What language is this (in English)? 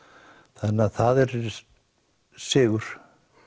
Icelandic